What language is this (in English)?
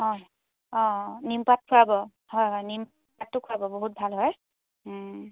Assamese